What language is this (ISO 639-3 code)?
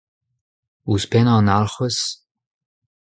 bre